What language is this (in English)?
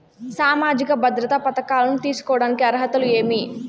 Telugu